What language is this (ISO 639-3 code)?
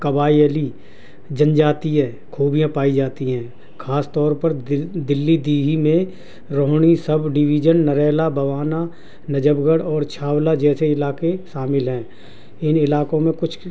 urd